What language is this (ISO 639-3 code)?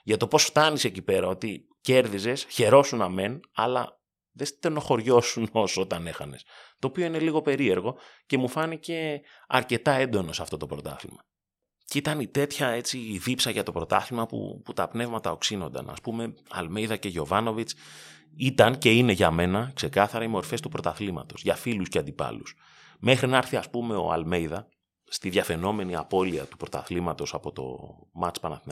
ell